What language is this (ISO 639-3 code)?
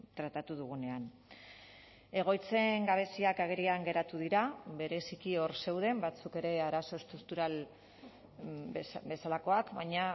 eus